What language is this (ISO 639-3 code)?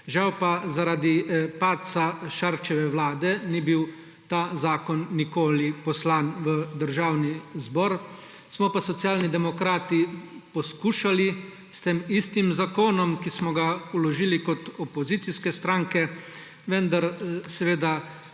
slv